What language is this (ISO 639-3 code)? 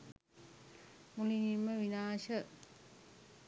sin